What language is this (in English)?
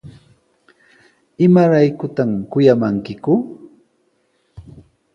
Sihuas Ancash Quechua